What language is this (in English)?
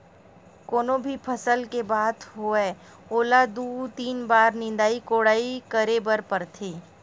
Chhattisgarhi